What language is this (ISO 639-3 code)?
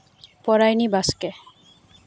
sat